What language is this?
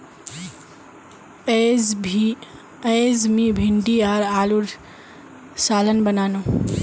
Magahi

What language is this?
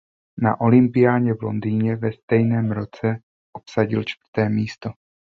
Czech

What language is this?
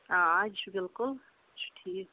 Kashmiri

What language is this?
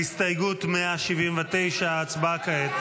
Hebrew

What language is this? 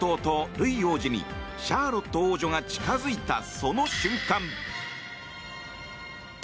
Japanese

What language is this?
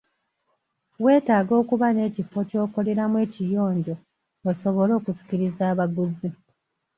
Ganda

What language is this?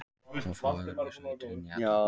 Icelandic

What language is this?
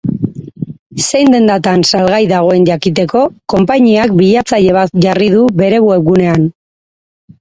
Basque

